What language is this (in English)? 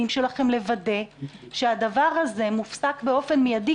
Hebrew